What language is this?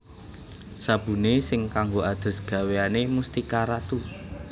Javanese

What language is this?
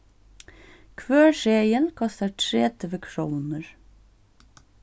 Faroese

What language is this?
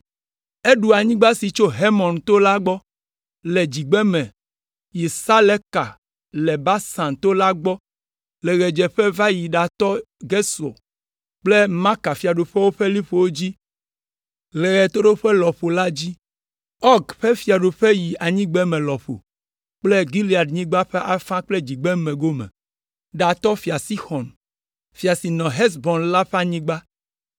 Ewe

